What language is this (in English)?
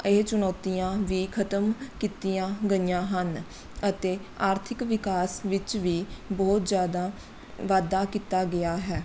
Punjabi